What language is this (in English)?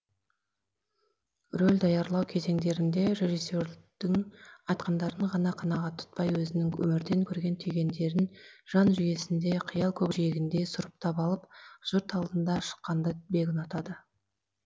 Kazakh